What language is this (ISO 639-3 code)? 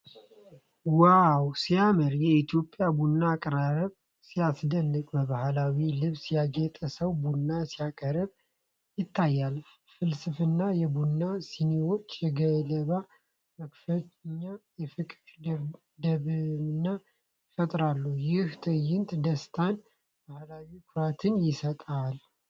amh